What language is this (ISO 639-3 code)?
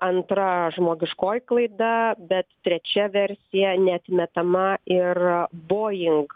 lit